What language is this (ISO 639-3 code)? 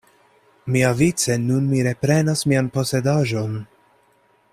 epo